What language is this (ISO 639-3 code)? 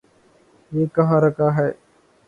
urd